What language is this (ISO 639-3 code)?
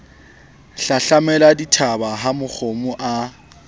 sot